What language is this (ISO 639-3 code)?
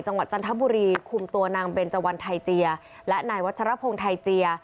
tha